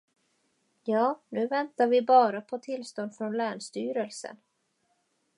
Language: Swedish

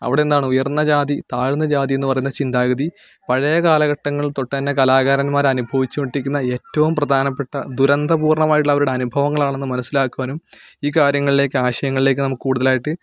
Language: Malayalam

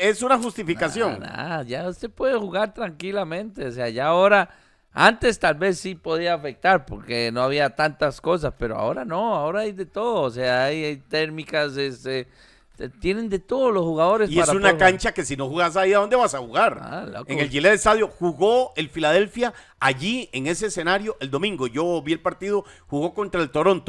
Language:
Spanish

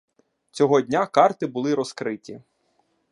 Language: Ukrainian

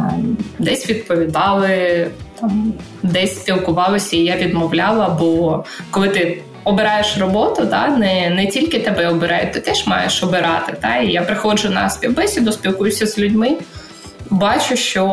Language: Ukrainian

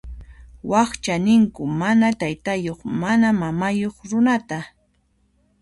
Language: Puno Quechua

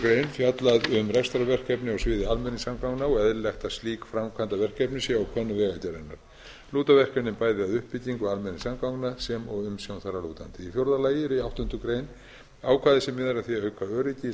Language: Icelandic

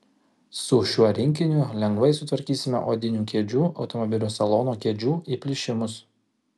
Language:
Lithuanian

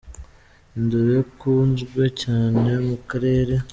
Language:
Kinyarwanda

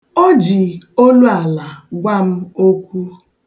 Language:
Igbo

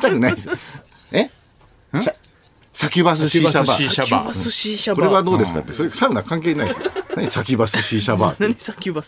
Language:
Japanese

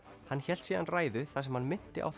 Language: Icelandic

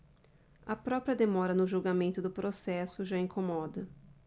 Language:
Portuguese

